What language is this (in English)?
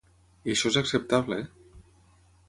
Catalan